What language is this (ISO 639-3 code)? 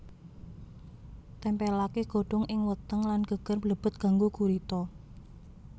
jav